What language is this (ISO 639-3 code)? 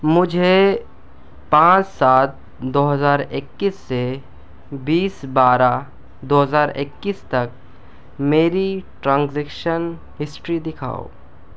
urd